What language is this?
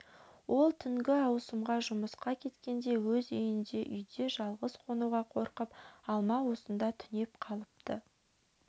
Kazakh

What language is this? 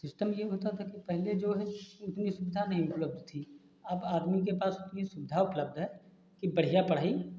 Hindi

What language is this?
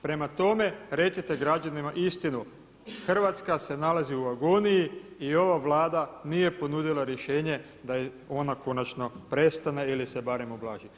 Croatian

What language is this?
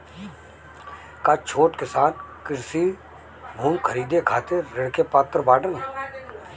Bhojpuri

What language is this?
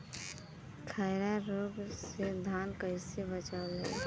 Bhojpuri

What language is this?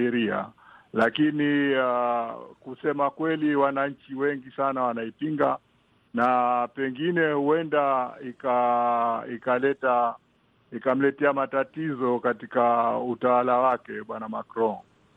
Swahili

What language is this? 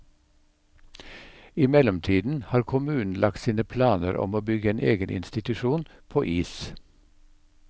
Norwegian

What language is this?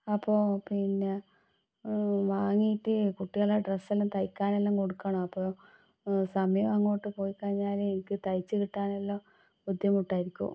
Malayalam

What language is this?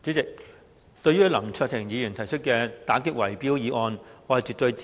Cantonese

